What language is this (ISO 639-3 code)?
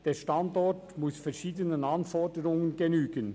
gsw